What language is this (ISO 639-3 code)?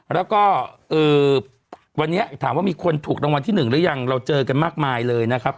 tha